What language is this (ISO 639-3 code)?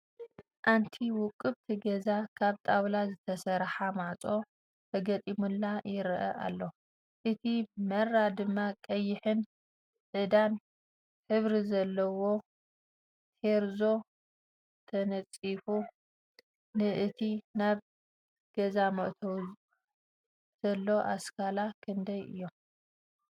tir